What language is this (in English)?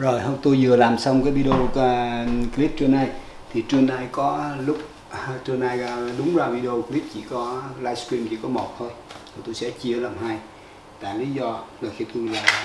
Vietnamese